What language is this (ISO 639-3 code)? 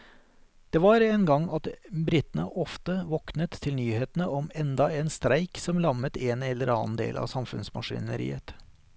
nor